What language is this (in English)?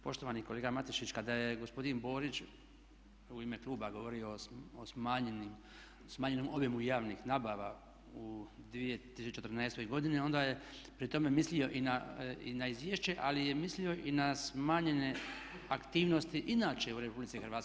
Croatian